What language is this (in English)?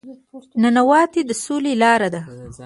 Pashto